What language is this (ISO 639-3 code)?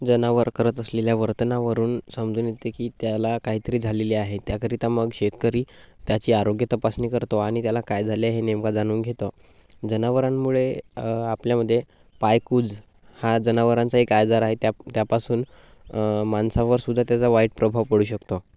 mar